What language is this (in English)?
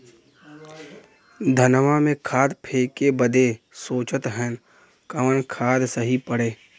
Bhojpuri